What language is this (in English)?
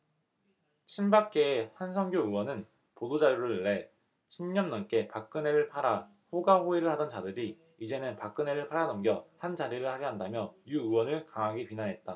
Korean